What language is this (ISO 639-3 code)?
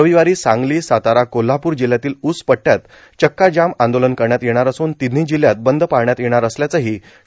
mar